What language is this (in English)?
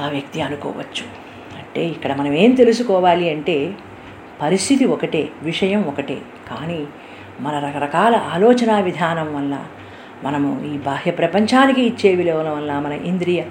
Telugu